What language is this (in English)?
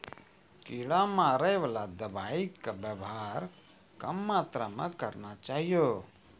Maithili